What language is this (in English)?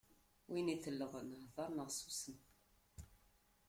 Kabyle